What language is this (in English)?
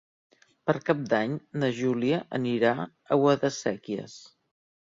Catalan